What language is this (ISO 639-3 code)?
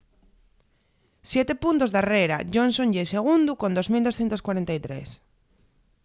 ast